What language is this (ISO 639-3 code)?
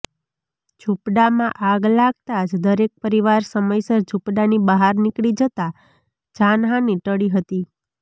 guj